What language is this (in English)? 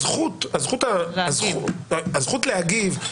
Hebrew